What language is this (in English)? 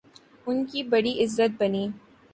Urdu